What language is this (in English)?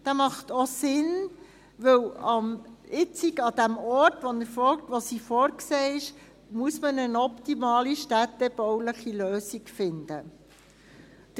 Swiss German